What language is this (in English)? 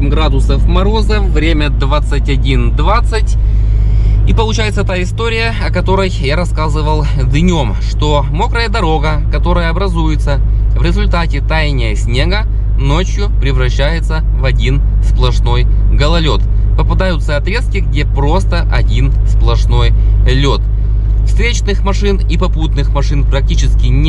Russian